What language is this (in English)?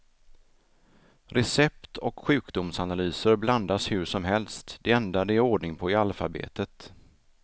Swedish